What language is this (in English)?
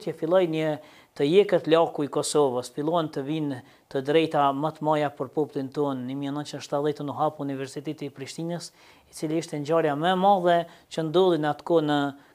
Romanian